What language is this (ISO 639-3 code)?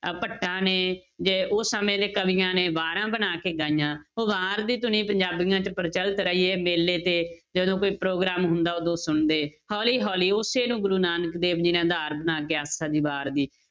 pan